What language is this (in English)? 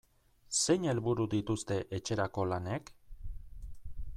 Basque